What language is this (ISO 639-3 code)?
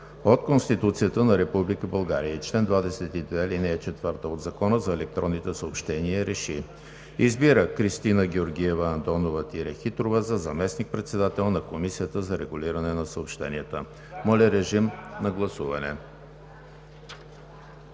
bul